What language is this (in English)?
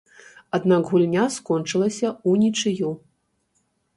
Belarusian